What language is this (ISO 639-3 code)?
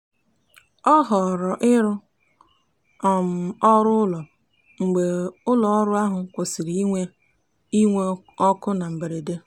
ibo